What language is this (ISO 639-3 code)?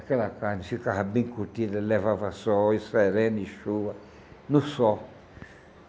por